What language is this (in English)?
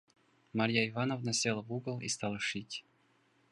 Russian